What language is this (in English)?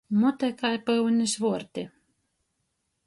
Latgalian